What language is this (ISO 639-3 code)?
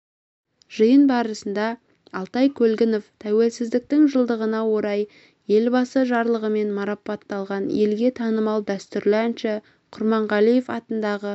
kaz